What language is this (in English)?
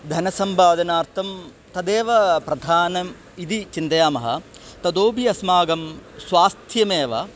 Sanskrit